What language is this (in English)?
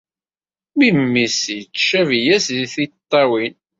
Kabyle